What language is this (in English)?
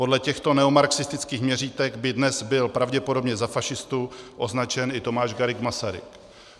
Czech